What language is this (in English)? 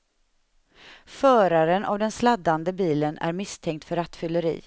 Swedish